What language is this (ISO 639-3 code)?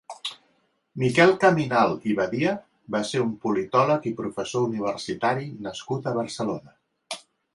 cat